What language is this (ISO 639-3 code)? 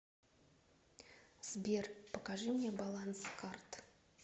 rus